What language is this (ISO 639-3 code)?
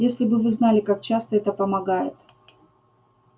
rus